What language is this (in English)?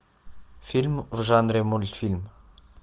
Russian